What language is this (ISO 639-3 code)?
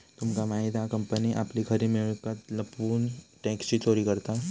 mar